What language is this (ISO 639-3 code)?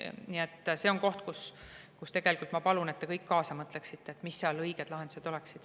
est